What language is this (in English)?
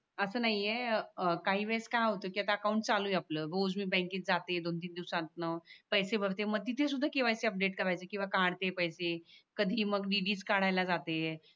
Marathi